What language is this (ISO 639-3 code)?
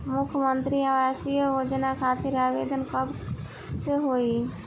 bho